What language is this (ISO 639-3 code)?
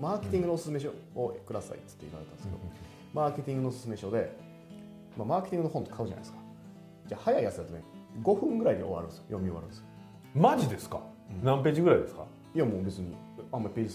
jpn